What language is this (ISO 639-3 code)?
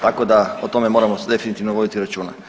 hrv